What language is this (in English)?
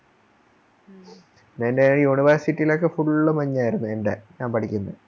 Malayalam